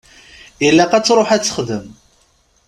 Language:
Kabyle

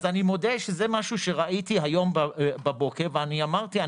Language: Hebrew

